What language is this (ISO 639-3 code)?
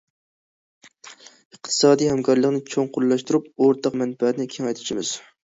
uig